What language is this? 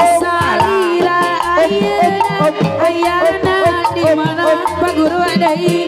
Indonesian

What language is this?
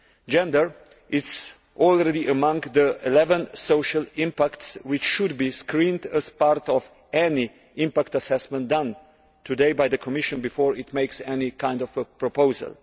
English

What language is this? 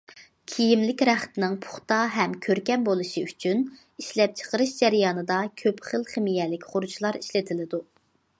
Uyghur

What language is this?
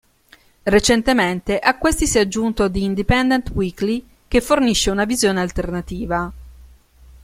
Italian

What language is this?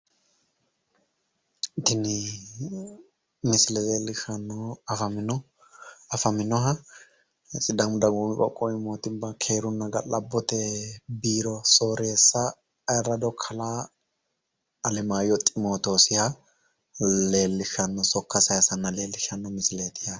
Sidamo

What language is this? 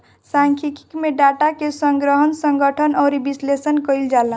Bhojpuri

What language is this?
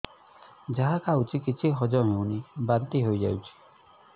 Odia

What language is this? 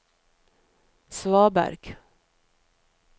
Norwegian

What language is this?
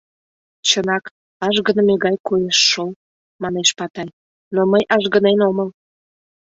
Mari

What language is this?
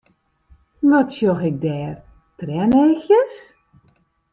Western Frisian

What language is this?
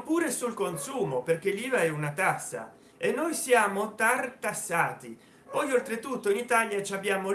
Italian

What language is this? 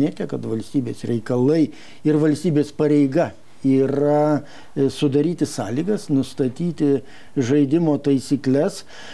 Lithuanian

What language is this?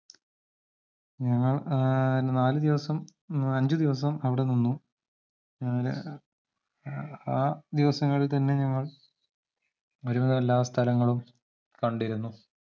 Malayalam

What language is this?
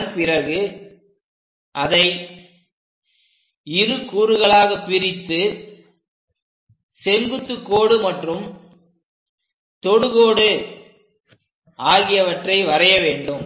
Tamil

